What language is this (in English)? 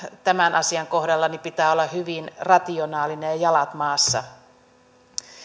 Finnish